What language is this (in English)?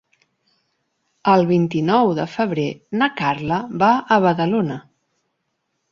Catalan